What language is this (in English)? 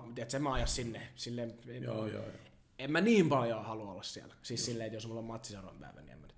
Finnish